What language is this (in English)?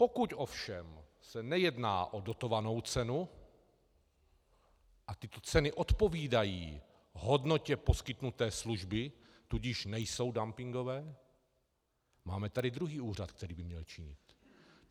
Czech